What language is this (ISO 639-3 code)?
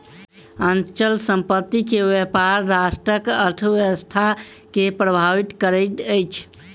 mai